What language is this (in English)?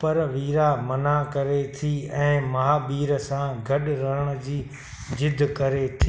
Sindhi